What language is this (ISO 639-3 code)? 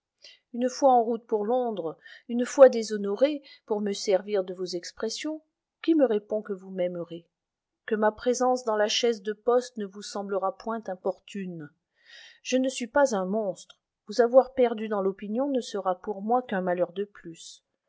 fra